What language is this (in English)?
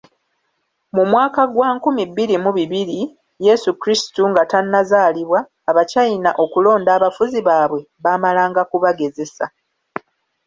Ganda